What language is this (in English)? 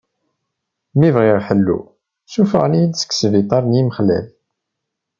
Kabyle